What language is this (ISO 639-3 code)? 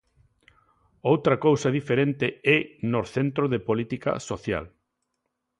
glg